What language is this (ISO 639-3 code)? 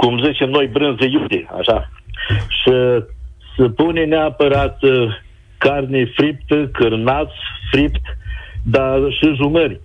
ron